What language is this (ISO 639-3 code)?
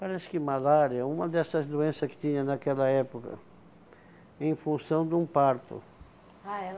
por